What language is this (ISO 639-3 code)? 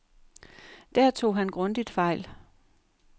dan